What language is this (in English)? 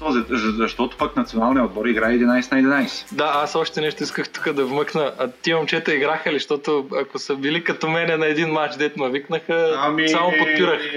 Bulgarian